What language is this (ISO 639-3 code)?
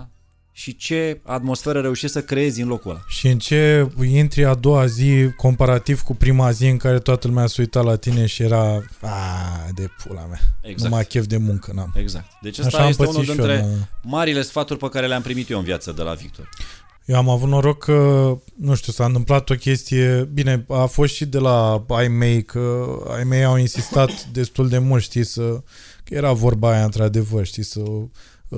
ron